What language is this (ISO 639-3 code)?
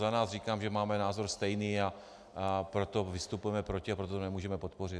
ces